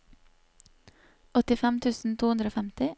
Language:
Norwegian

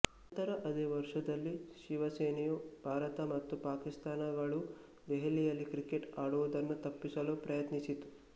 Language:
Kannada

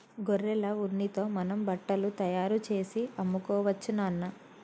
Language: Telugu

